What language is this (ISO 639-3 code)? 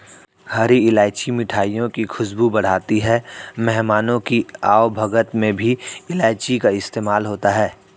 hin